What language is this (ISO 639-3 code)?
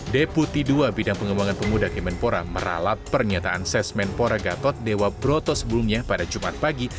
ind